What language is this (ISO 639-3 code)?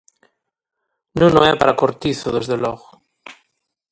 glg